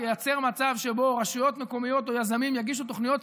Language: Hebrew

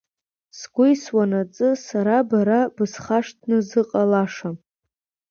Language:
Abkhazian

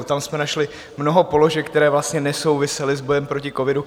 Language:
Czech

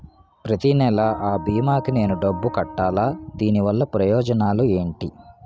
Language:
Telugu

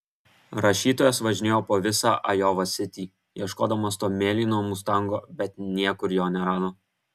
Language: Lithuanian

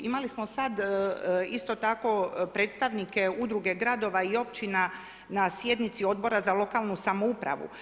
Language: Croatian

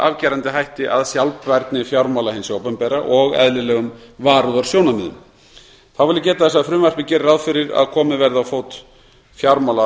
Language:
Icelandic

